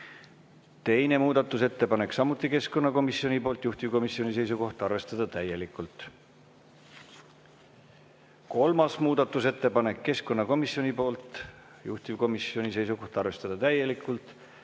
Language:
Estonian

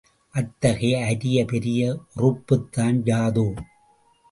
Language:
Tamil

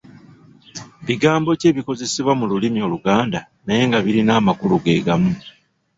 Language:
Ganda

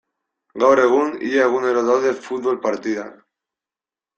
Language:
Basque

